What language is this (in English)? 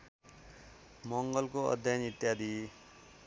Nepali